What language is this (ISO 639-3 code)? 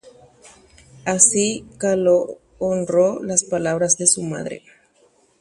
grn